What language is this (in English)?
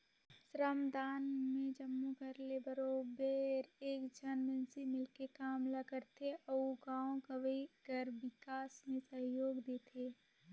Chhattisgarhi